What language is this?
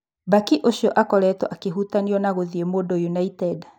Kikuyu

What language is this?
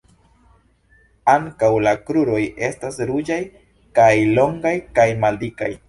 Esperanto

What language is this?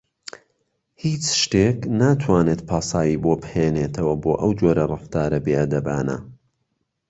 Central Kurdish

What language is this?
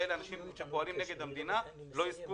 Hebrew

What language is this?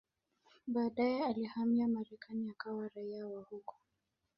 Swahili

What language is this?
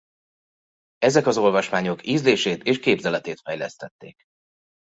Hungarian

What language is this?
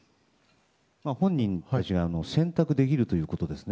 Japanese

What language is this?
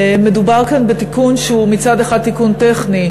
Hebrew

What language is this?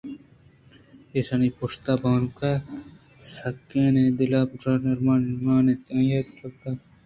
Eastern Balochi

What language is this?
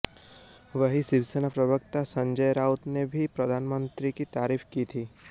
Hindi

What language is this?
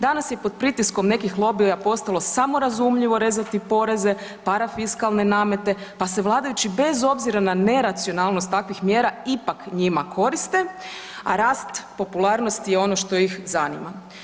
Croatian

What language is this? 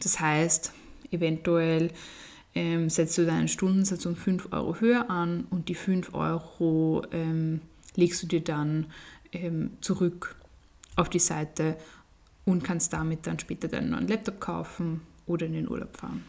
German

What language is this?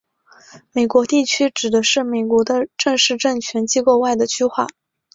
Chinese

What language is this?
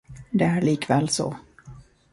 Swedish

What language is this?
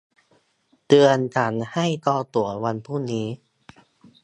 Thai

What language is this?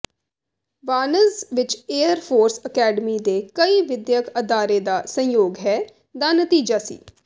Punjabi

